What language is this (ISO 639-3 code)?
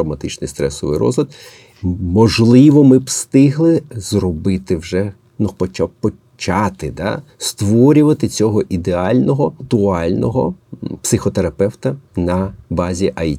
ukr